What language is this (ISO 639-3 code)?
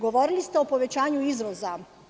srp